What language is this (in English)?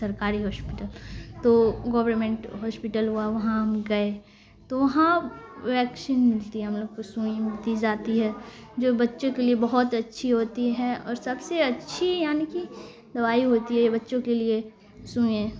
Urdu